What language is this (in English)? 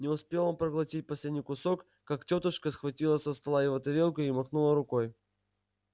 Russian